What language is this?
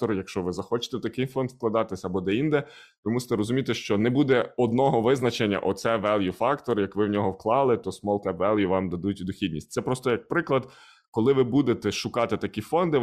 Ukrainian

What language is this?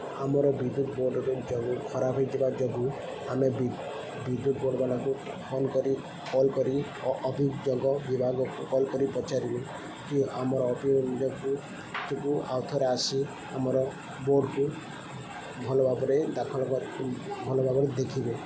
Odia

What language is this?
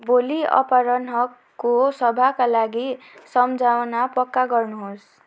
Nepali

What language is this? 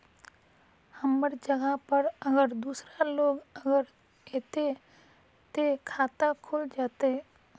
Magahi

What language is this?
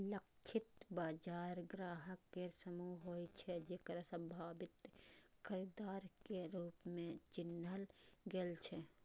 Maithili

